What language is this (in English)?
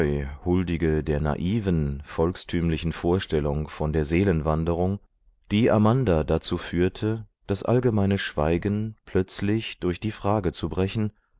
German